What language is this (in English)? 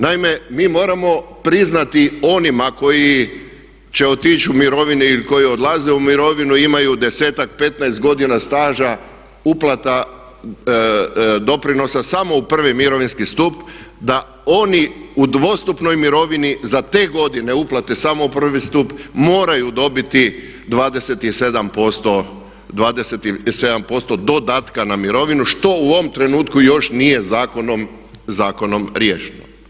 Croatian